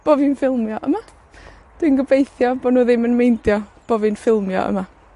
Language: Welsh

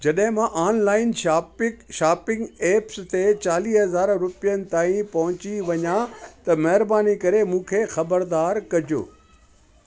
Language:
Sindhi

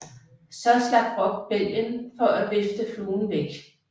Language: Danish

